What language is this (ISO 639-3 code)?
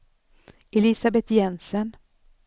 swe